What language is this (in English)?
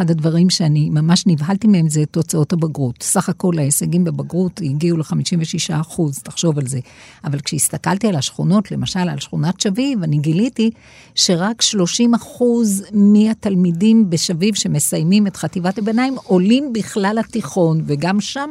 Hebrew